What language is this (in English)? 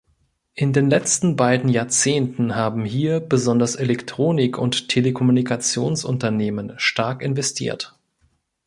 German